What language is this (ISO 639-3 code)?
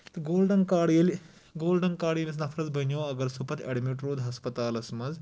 kas